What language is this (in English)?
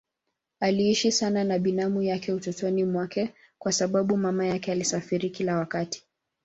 Swahili